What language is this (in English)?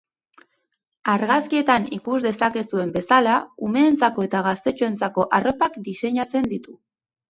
Basque